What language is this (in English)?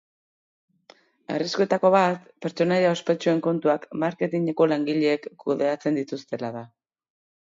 Basque